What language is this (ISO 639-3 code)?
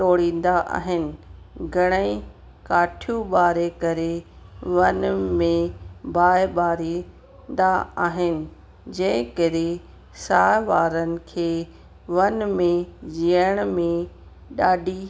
snd